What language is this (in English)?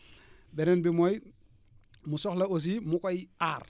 Wolof